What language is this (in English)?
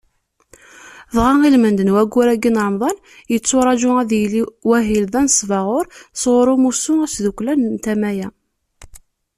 Kabyle